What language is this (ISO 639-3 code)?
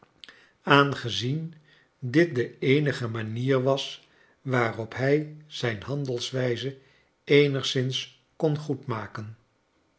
nld